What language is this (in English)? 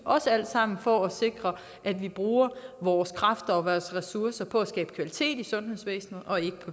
Danish